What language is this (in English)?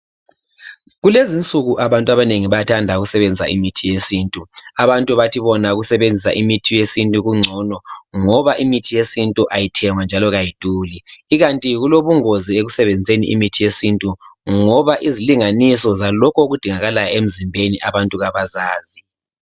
North Ndebele